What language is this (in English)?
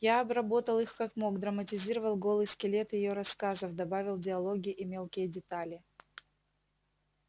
Russian